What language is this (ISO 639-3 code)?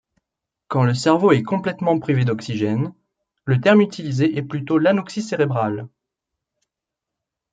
fra